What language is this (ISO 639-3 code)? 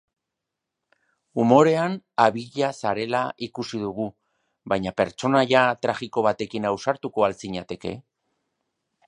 eus